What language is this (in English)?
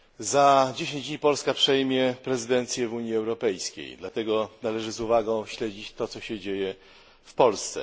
Polish